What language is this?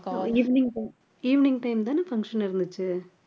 Tamil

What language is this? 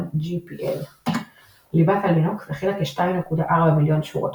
Hebrew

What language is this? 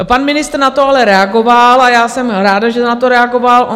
Czech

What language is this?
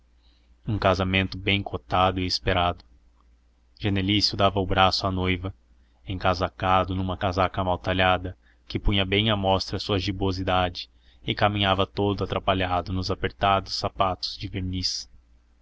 Portuguese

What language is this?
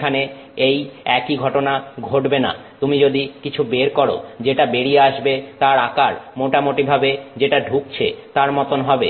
Bangla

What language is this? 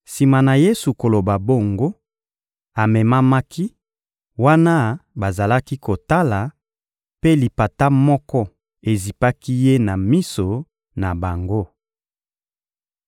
Lingala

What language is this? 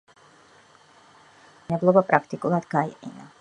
Georgian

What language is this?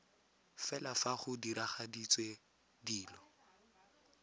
Tswana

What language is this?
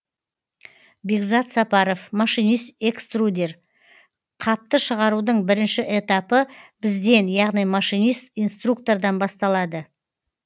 Kazakh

